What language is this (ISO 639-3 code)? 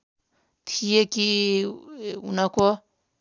nep